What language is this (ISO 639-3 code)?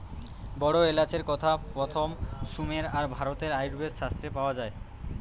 ben